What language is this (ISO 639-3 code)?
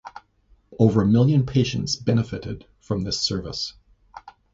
eng